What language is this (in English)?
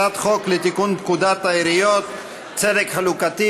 Hebrew